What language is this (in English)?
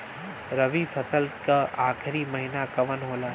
Bhojpuri